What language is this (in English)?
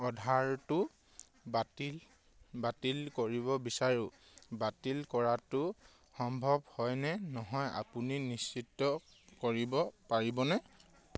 Assamese